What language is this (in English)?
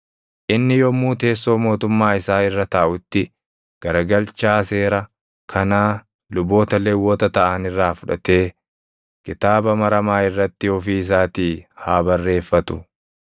Oromo